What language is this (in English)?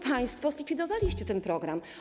Polish